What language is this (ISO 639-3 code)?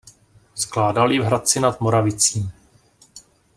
ces